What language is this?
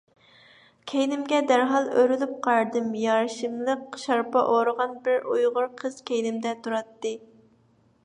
Uyghur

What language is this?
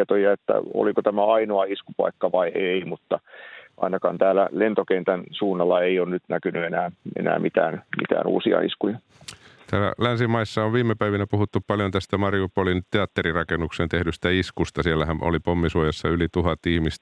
Finnish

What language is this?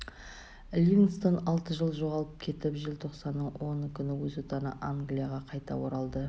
Kazakh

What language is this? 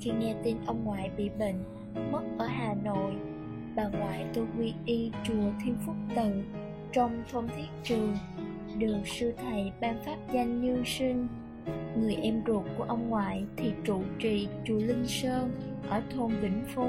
Vietnamese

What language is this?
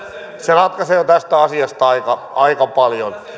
Finnish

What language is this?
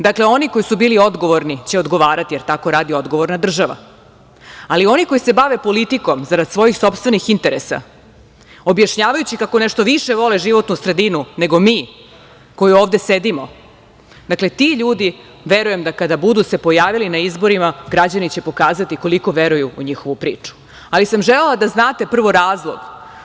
Serbian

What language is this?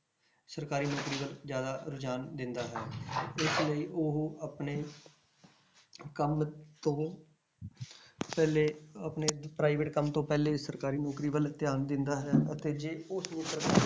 Punjabi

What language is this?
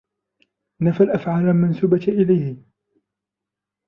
Arabic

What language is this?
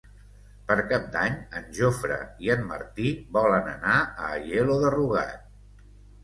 Catalan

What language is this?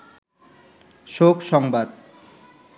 Bangla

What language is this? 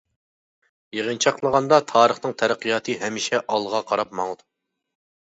Uyghur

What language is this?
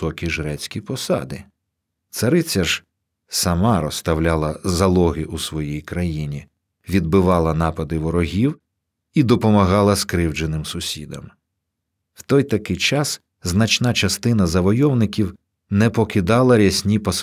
Ukrainian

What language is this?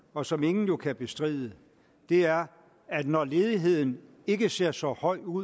Danish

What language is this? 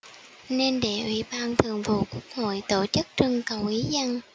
Vietnamese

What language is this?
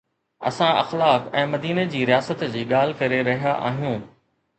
Sindhi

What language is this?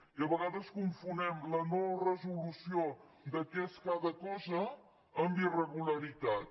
Catalan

